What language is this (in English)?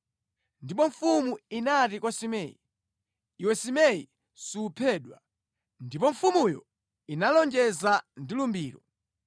Nyanja